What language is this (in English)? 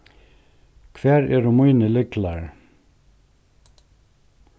Faroese